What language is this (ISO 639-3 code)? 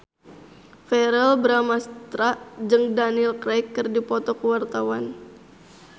sun